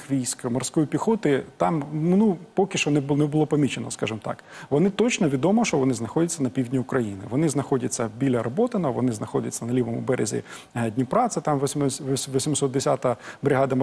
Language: Ukrainian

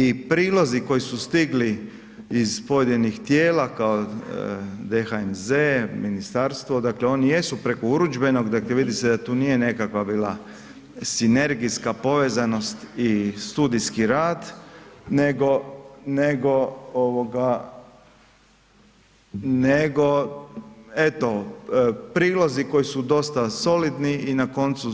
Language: Croatian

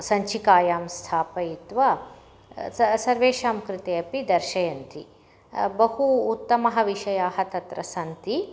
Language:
Sanskrit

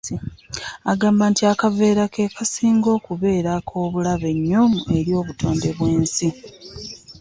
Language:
Ganda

